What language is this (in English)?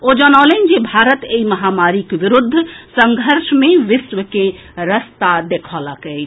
Maithili